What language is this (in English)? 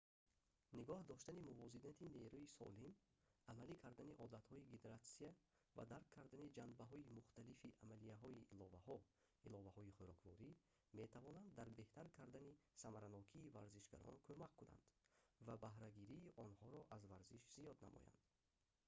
Tajik